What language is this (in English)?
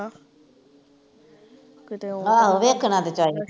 Punjabi